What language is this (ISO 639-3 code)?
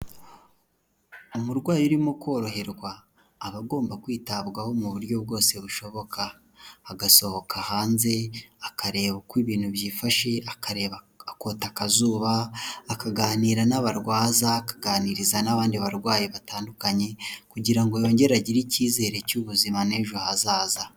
kin